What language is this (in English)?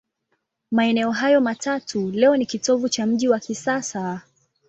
Swahili